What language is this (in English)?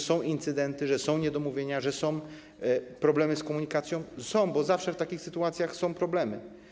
Polish